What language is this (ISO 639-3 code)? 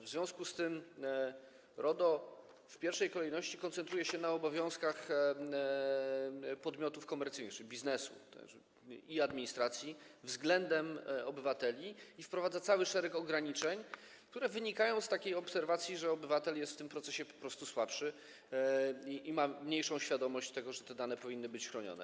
pol